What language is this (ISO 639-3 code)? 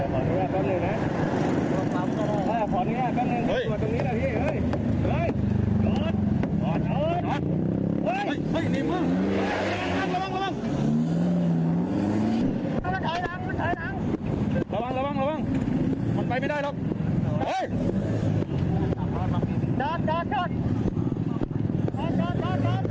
tha